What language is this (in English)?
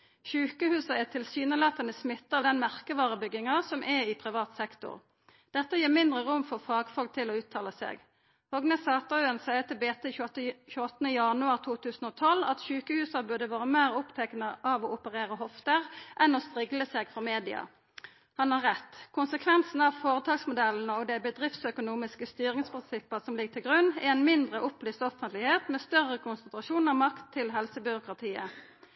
Norwegian Nynorsk